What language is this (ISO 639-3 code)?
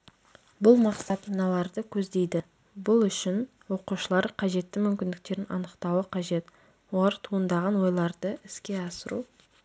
kaz